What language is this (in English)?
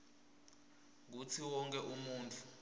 Swati